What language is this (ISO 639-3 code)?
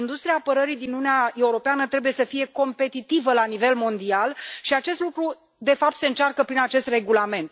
ron